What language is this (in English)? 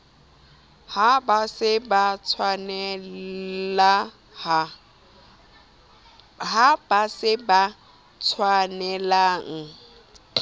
Southern Sotho